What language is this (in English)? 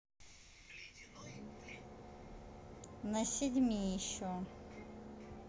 Russian